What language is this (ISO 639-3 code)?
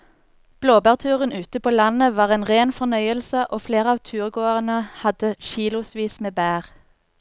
nor